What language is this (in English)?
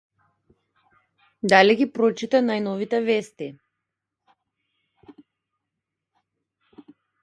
Macedonian